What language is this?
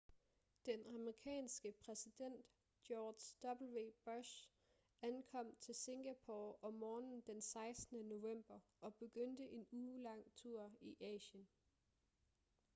Danish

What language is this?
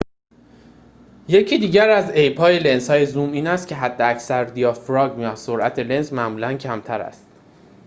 Persian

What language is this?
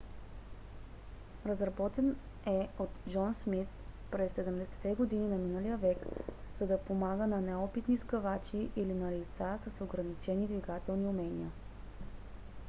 Bulgarian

